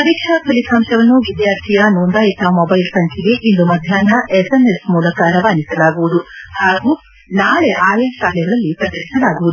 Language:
Kannada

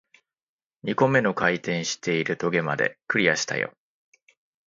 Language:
Japanese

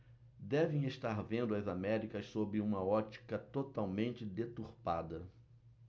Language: Portuguese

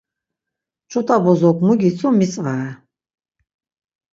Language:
Laz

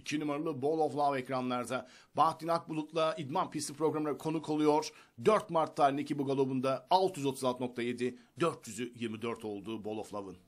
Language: Turkish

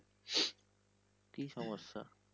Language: Bangla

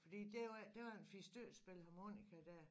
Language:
Danish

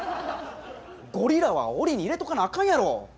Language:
Japanese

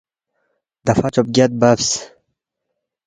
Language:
Balti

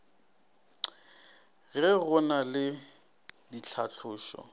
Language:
Northern Sotho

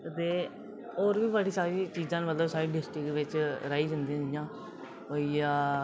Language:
Dogri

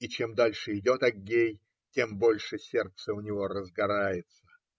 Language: Russian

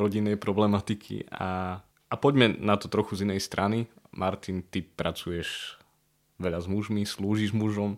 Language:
Slovak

